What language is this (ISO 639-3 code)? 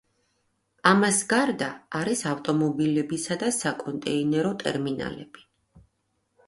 kat